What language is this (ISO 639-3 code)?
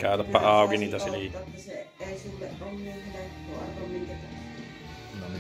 fin